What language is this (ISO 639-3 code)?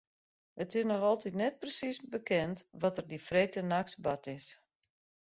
fry